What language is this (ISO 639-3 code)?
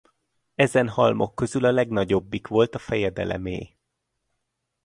hun